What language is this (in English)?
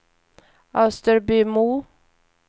Swedish